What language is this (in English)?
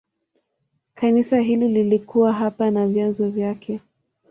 Swahili